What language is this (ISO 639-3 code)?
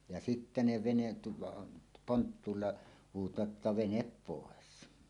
fin